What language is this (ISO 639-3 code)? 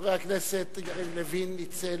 heb